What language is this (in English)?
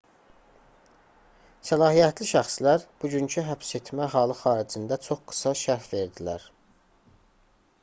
Azerbaijani